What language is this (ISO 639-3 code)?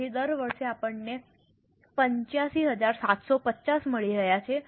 guj